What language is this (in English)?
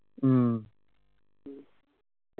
Malayalam